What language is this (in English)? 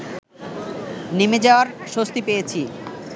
Bangla